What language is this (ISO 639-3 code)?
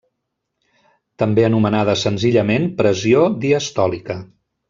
cat